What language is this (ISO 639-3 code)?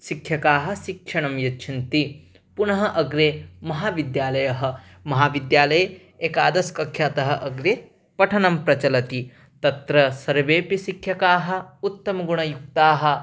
san